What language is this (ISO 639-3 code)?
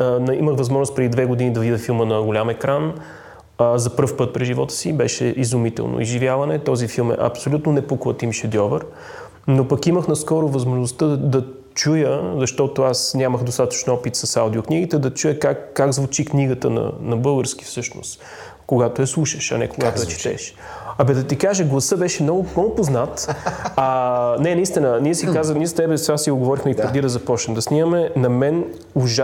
bul